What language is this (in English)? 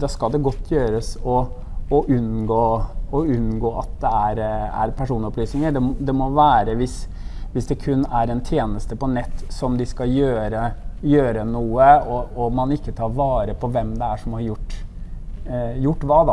Norwegian